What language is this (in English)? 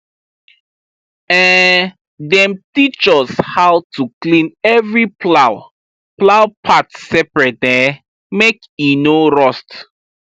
Nigerian Pidgin